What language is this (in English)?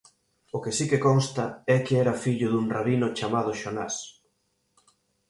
Galician